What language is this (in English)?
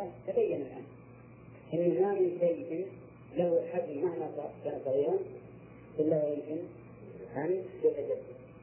Arabic